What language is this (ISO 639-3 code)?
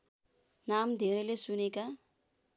nep